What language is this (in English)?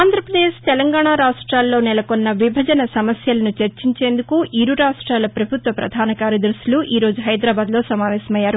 Telugu